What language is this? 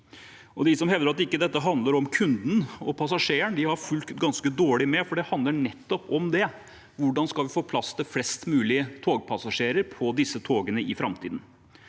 Norwegian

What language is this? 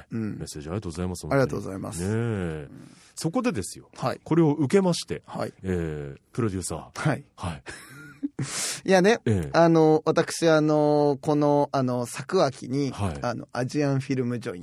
Japanese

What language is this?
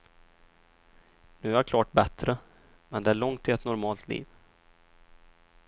Swedish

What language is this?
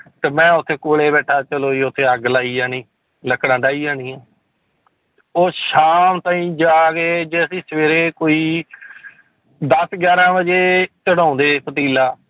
Punjabi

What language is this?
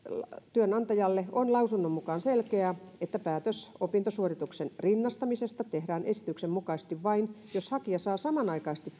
Finnish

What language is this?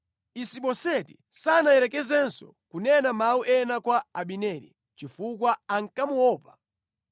Nyanja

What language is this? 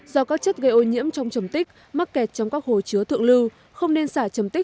Vietnamese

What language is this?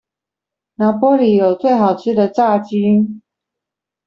Chinese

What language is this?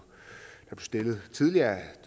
Danish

